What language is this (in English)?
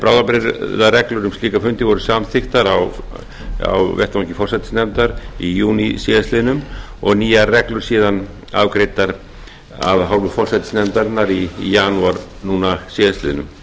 Icelandic